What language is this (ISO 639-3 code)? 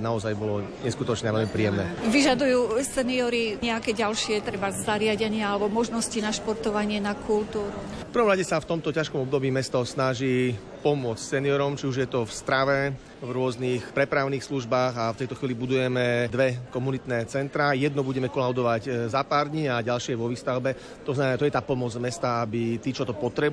slk